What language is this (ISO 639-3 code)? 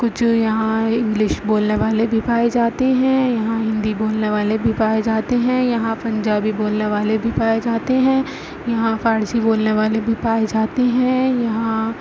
urd